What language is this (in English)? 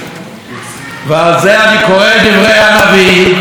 Hebrew